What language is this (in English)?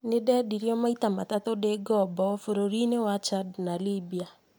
Kikuyu